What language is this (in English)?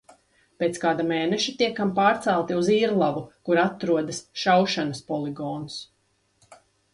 Latvian